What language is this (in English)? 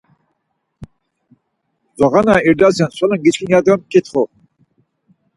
Laz